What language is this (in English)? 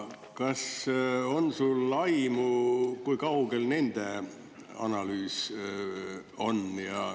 Estonian